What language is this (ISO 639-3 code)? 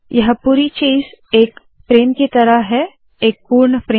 hin